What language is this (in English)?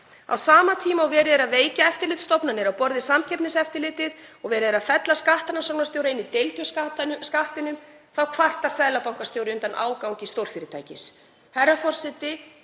Icelandic